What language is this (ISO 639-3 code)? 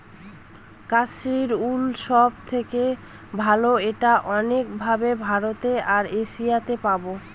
ben